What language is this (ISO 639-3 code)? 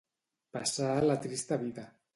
cat